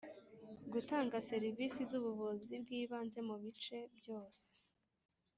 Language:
Kinyarwanda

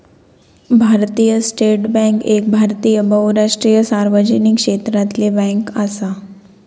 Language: Marathi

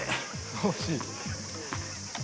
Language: Japanese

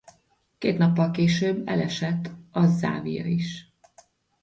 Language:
Hungarian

